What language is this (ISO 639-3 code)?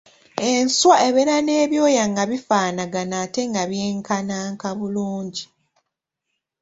lug